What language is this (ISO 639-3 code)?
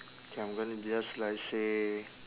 eng